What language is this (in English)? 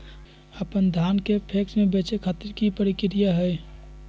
Magahi